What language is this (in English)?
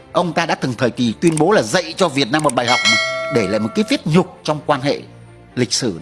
Vietnamese